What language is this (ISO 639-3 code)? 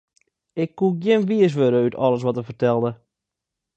fry